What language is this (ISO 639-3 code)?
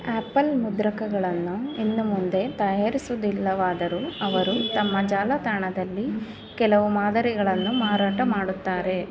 kan